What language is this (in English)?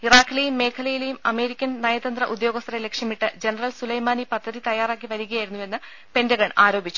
Malayalam